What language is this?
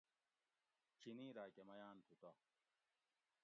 Gawri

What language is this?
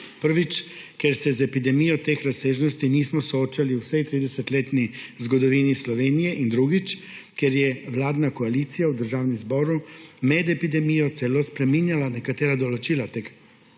Slovenian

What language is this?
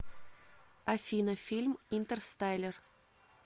Russian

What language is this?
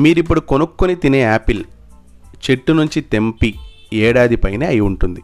Telugu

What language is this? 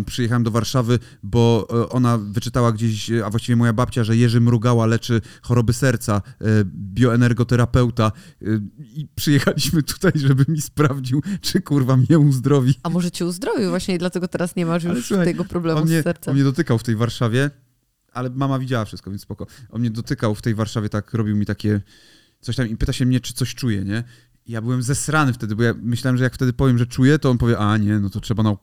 Polish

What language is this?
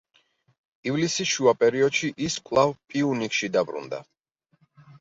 Georgian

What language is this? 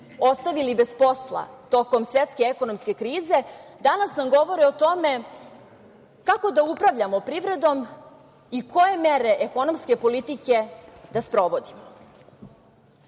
Serbian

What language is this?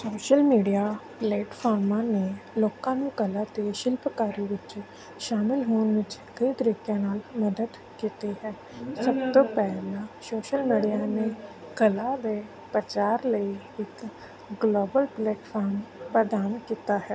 Punjabi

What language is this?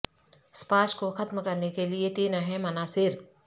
Urdu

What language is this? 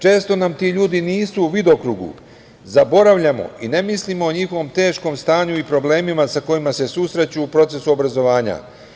Serbian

